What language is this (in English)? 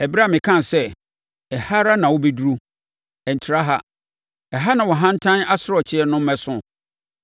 Akan